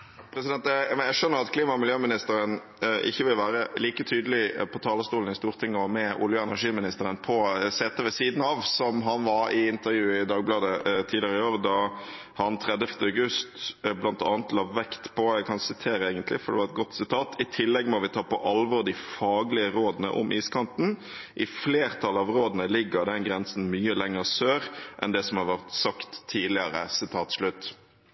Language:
Norwegian Bokmål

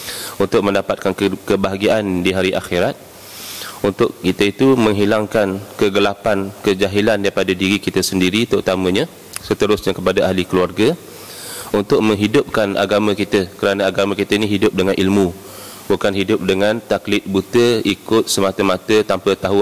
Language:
Malay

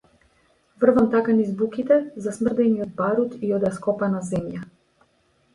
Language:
Macedonian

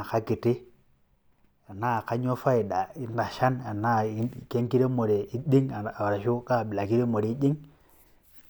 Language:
Masai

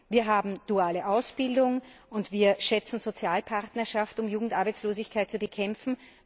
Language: German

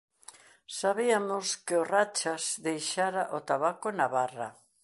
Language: Galician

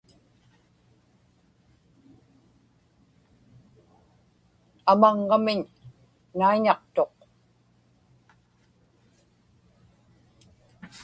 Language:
Inupiaq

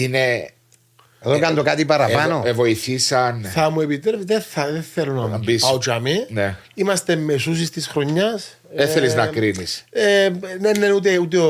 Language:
Greek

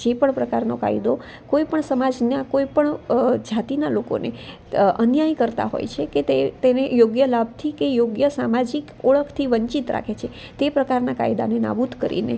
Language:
Gujarati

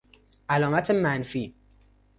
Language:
Persian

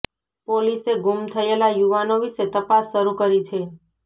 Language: Gujarati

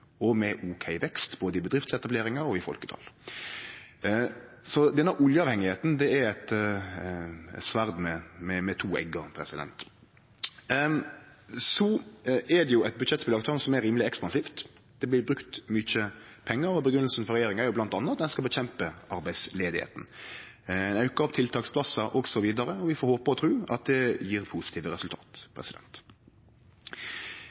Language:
Norwegian Nynorsk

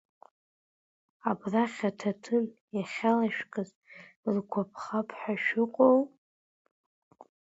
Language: Abkhazian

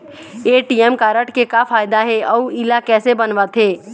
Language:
Chhattisgarhi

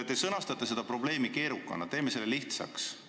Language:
Estonian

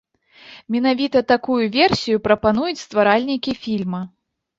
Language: Belarusian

